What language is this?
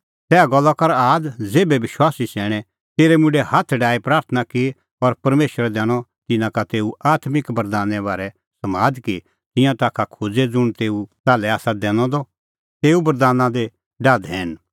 Kullu Pahari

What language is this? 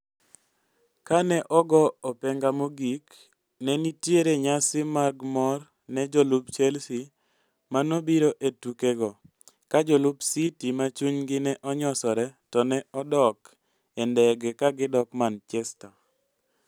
Luo (Kenya and Tanzania)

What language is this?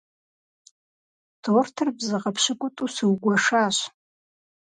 Kabardian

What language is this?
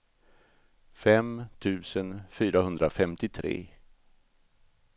Swedish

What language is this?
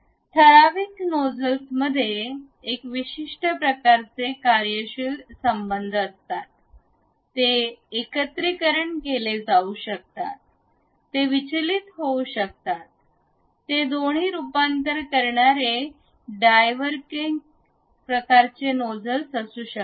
Marathi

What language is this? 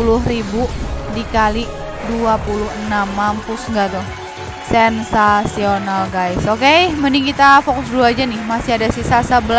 Indonesian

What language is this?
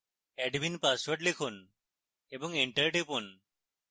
Bangla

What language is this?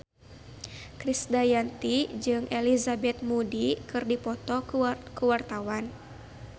Sundanese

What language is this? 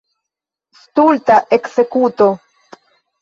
Esperanto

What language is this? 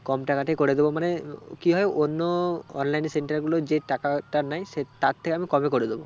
Bangla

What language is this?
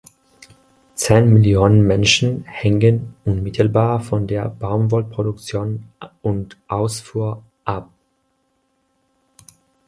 German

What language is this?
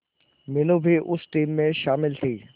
Hindi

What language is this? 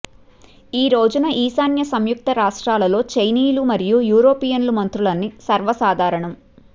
Telugu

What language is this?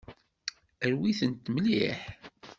Kabyle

